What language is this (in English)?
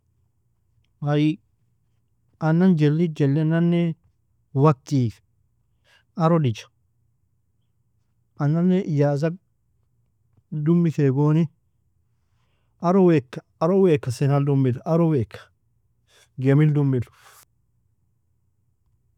Nobiin